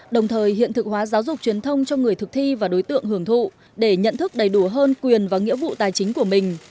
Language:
Vietnamese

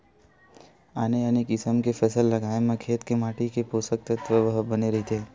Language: Chhattisgarhi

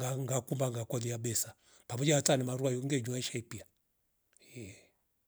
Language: Rombo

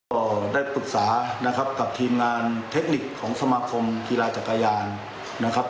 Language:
Thai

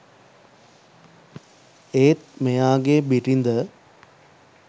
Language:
Sinhala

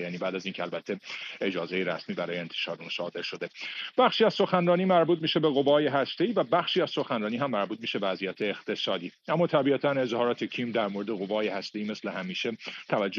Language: Persian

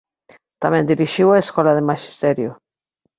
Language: Galician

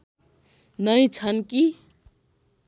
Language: Nepali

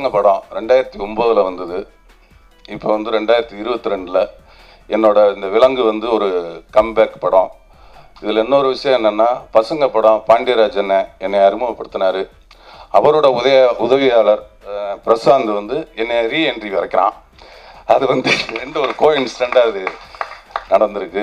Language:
Tamil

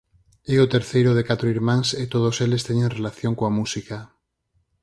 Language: Galician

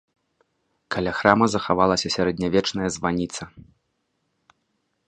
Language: Belarusian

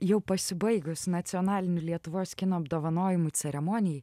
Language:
Lithuanian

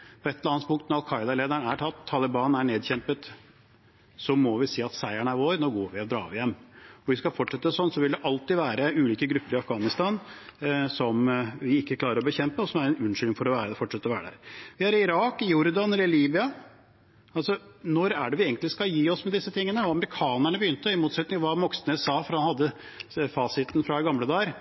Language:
Norwegian Bokmål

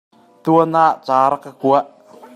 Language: Hakha Chin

